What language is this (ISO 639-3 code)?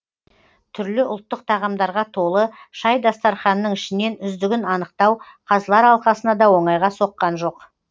kaz